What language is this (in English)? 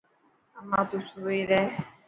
Dhatki